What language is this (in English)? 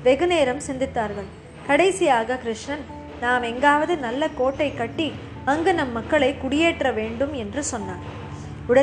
Tamil